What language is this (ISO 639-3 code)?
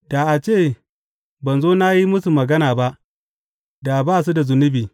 hau